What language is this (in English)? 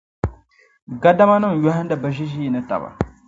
Dagbani